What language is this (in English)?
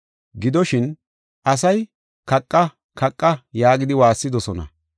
Gofa